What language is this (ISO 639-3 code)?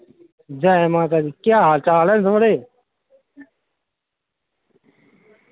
doi